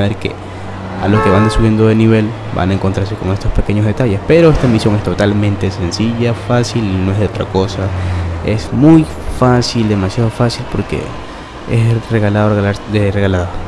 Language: Spanish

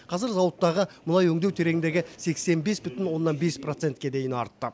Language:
Kazakh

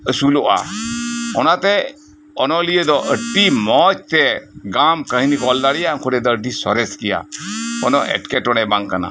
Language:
Santali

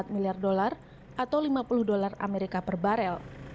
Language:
Indonesian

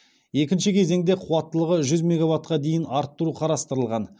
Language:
Kazakh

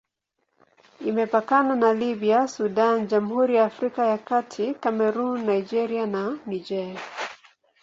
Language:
Swahili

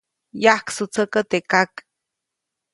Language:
Copainalá Zoque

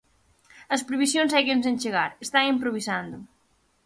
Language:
Galician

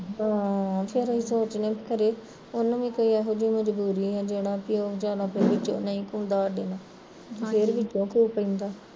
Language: Punjabi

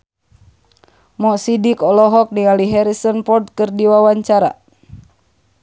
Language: Sundanese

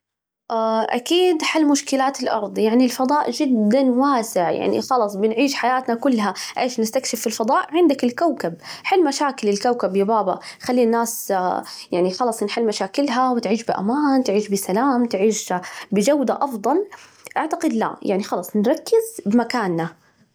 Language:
Najdi Arabic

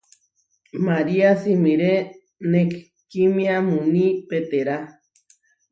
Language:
Huarijio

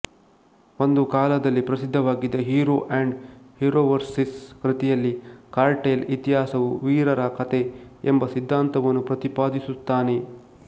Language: Kannada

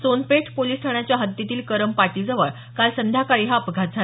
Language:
Marathi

